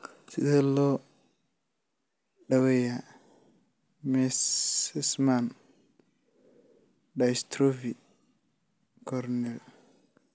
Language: Somali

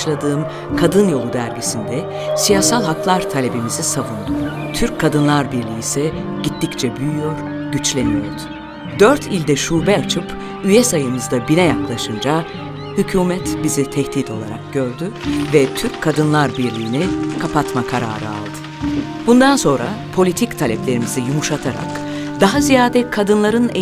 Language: Turkish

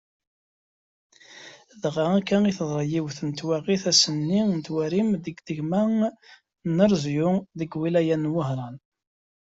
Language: Kabyle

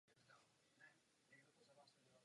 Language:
Czech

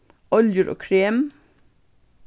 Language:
Faroese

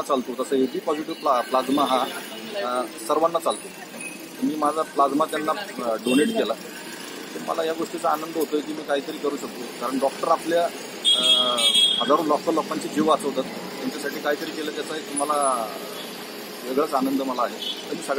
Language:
Indonesian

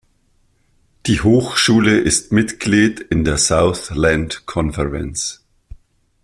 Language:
German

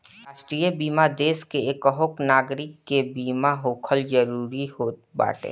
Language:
Bhojpuri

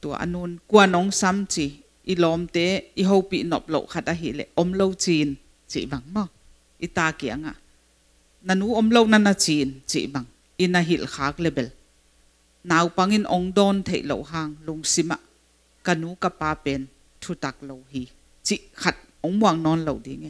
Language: Thai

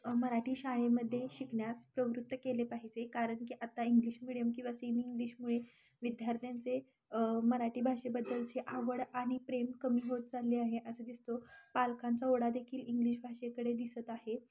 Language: Marathi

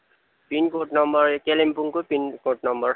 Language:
Nepali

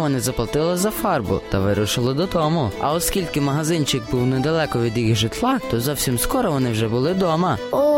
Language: Ukrainian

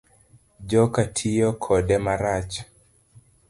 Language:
Luo (Kenya and Tanzania)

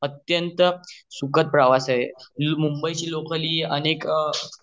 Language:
Marathi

